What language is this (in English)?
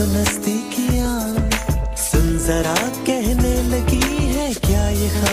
Romanian